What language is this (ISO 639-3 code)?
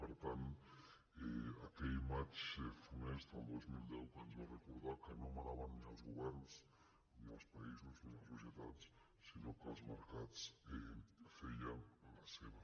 cat